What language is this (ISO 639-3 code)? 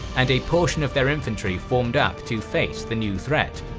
eng